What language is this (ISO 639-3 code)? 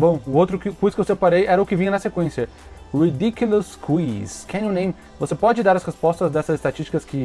por